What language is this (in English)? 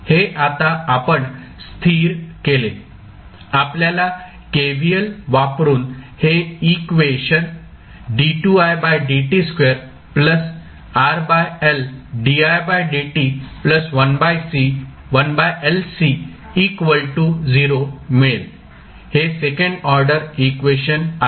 Marathi